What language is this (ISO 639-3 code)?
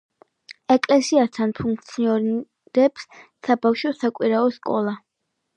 kat